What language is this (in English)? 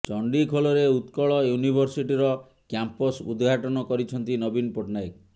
Odia